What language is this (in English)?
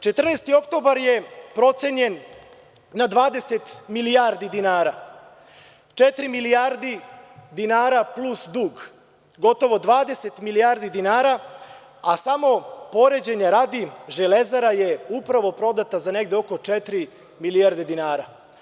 Serbian